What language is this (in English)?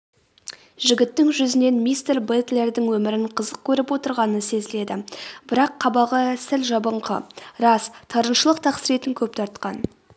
Kazakh